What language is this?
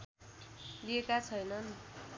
Nepali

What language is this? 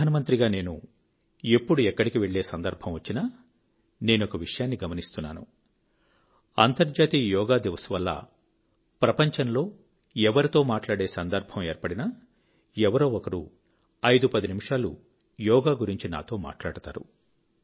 Telugu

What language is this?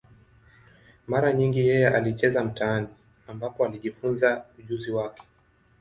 Swahili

